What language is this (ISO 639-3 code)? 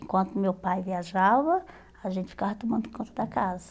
por